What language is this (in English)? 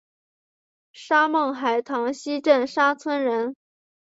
Chinese